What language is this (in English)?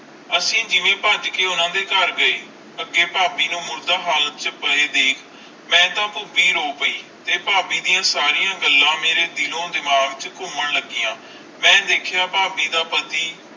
Punjabi